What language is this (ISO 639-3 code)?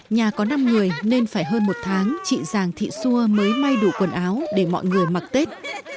vie